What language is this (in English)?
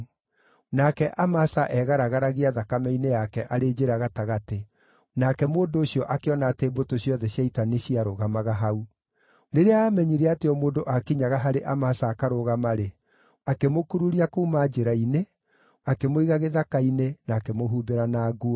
Kikuyu